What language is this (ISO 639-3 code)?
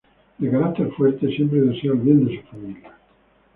spa